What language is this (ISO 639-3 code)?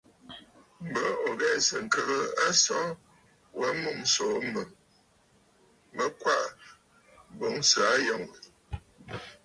bfd